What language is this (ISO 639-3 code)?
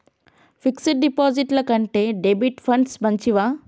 tel